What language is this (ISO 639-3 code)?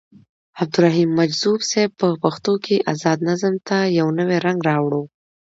pus